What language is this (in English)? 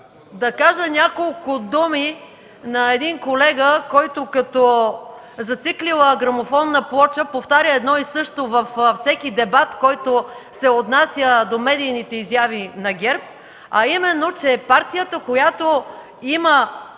Bulgarian